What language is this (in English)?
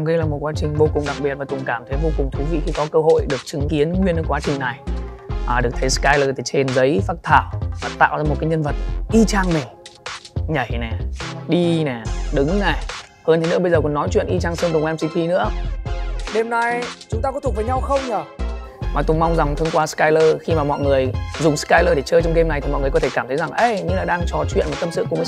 Vietnamese